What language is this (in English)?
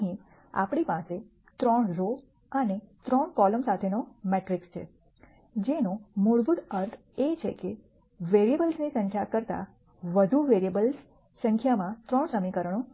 Gujarati